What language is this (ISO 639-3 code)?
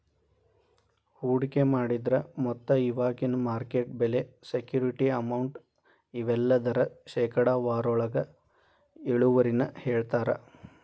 kan